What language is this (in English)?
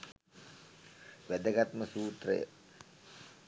Sinhala